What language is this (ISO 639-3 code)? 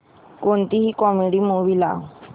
mar